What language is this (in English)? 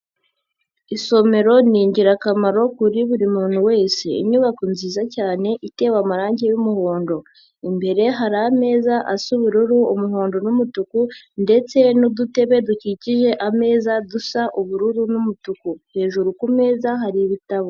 Kinyarwanda